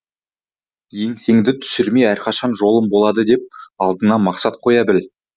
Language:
Kazakh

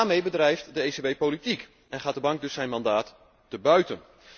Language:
Dutch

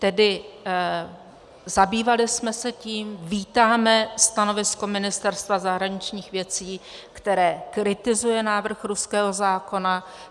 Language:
Czech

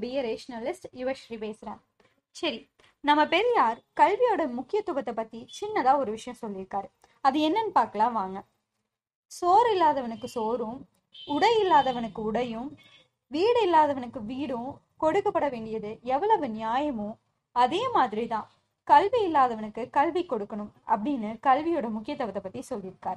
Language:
Romanian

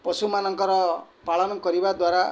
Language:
Odia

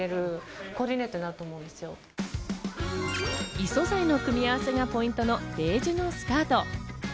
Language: Japanese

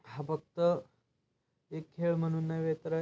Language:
Marathi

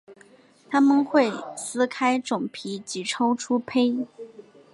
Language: Chinese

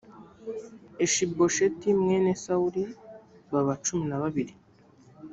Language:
Kinyarwanda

